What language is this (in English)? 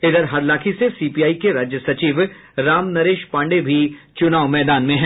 Hindi